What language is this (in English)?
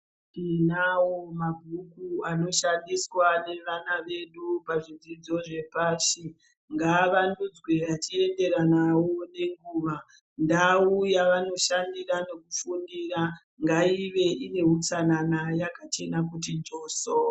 Ndau